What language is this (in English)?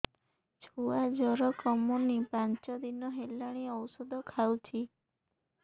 Odia